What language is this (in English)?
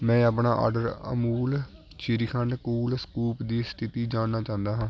Punjabi